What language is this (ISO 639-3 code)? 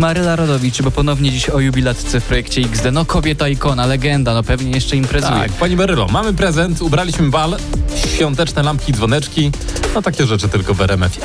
pol